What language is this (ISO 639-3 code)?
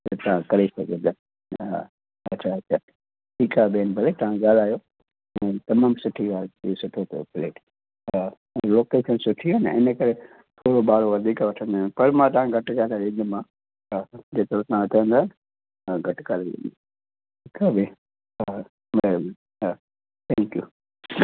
snd